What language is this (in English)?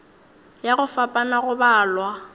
Northern Sotho